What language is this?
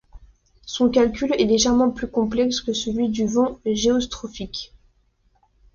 French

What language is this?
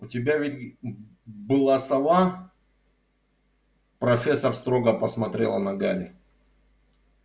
Russian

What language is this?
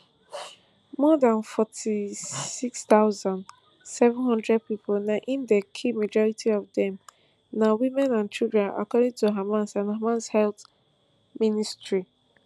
Nigerian Pidgin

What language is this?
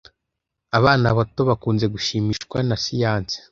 Kinyarwanda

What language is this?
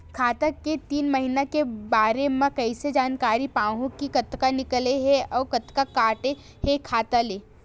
Chhattisgarhi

